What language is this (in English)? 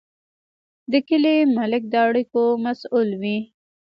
Pashto